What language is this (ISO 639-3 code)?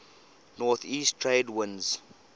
eng